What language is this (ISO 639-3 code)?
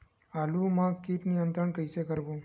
hne